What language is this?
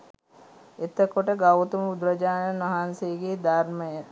Sinhala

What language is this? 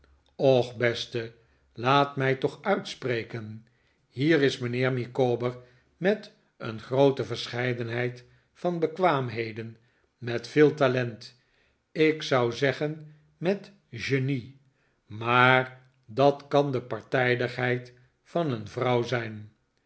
Dutch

